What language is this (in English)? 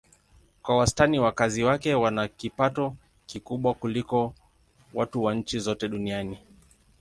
Swahili